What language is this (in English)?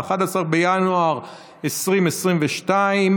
Hebrew